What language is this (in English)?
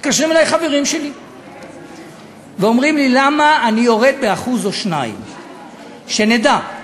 Hebrew